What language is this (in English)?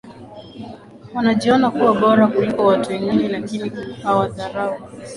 Swahili